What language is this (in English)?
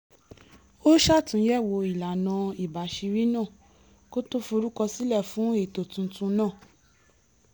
Yoruba